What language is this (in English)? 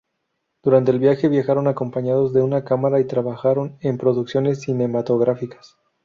Spanish